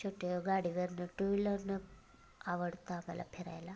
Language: Marathi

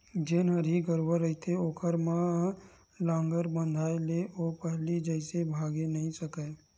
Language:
Chhattisgarhi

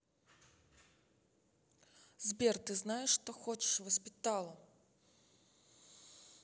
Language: Russian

